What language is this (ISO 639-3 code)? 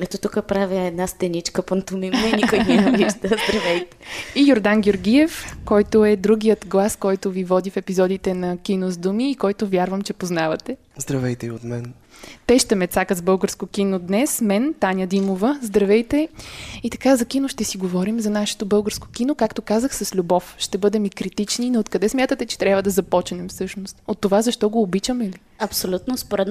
bul